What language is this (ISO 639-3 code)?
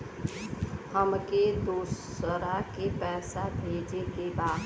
bho